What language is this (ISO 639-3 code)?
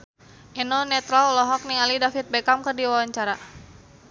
sun